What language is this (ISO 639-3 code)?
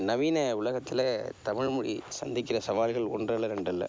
tam